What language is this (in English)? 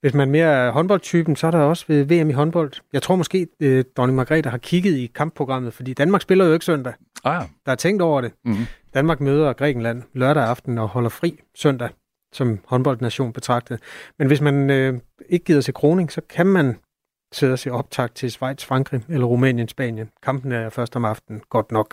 Danish